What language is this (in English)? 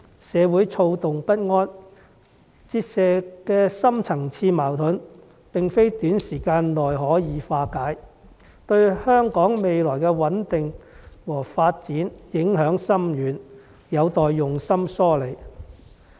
Cantonese